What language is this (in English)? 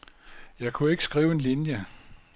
Danish